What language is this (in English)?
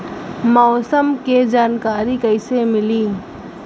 Bhojpuri